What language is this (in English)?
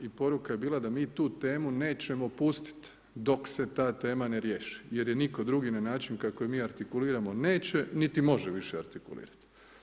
Croatian